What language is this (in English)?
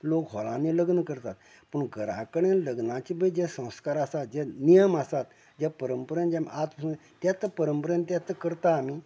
Konkani